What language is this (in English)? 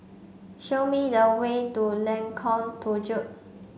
English